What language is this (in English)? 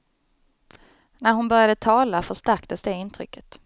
Swedish